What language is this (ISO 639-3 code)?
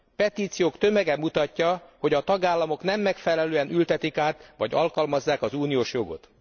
hun